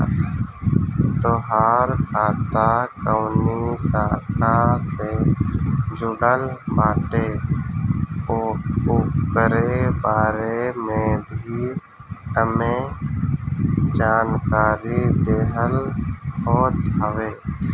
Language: Bhojpuri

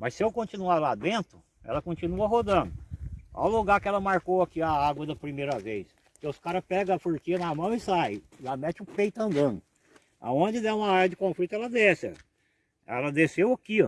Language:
Portuguese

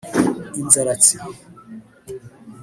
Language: Kinyarwanda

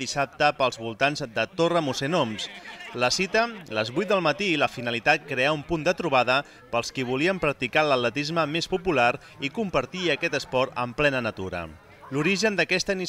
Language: Spanish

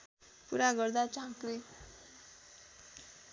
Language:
Nepali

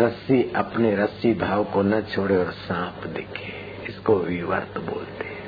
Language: Hindi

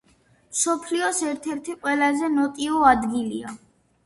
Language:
Georgian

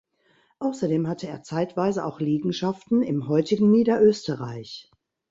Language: German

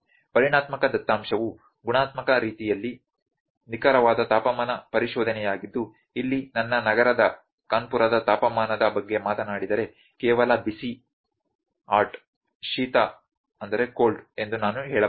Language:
Kannada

